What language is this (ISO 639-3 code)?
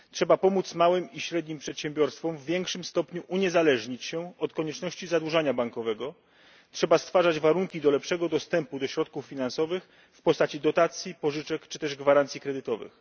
pol